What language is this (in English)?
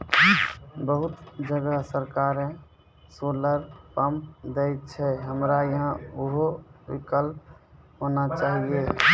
Maithili